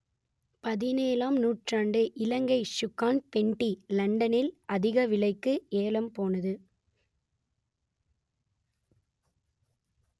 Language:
Tamil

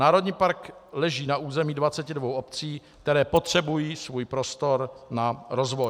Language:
Czech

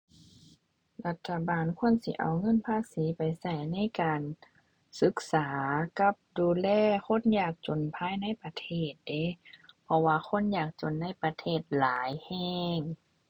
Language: Thai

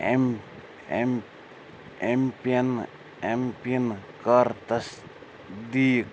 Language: Kashmiri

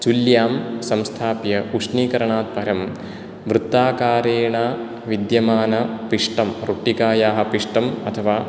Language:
Sanskrit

